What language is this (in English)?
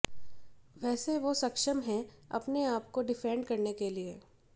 Hindi